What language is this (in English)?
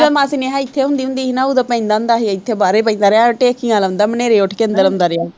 Punjabi